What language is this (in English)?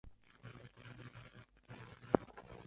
Chinese